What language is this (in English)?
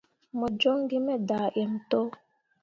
Mundang